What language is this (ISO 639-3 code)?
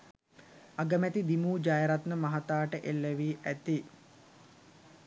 sin